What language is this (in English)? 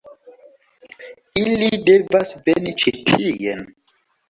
Esperanto